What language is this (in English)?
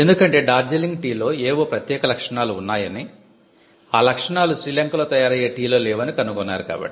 Telugu